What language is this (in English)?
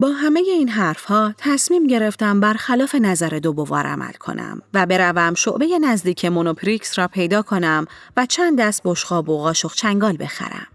Persian